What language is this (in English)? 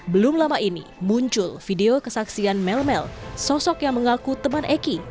Indonesian